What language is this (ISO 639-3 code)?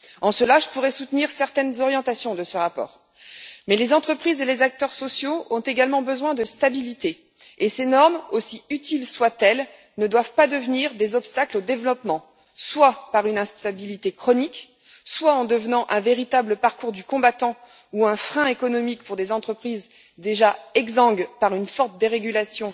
fra